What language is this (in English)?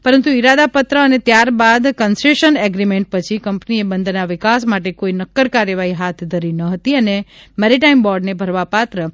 Gujarati